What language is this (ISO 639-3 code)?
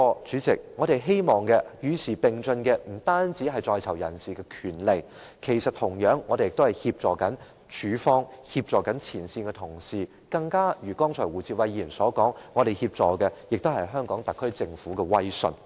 yue